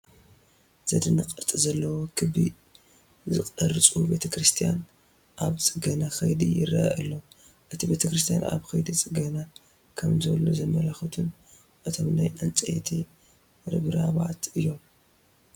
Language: Tigrinya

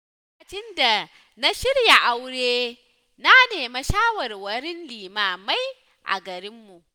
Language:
Hausa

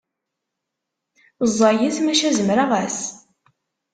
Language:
Kabyle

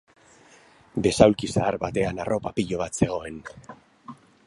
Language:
Basque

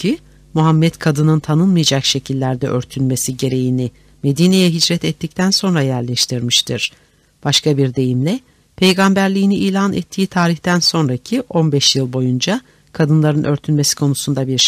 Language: Turkish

